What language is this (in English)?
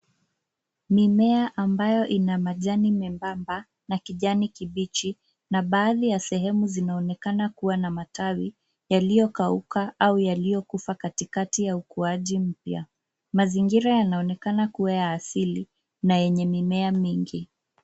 Swahili